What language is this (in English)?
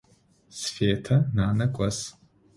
Adyghe